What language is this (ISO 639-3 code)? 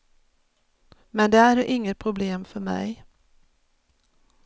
swe